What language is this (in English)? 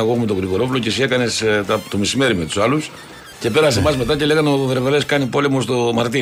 Greek